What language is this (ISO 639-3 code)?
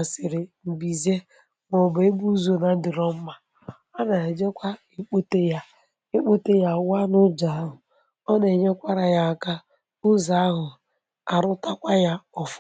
ibo